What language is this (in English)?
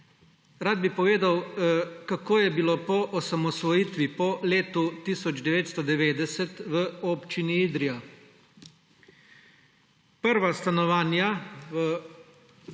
Slovenian